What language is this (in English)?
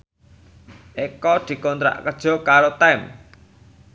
Javanese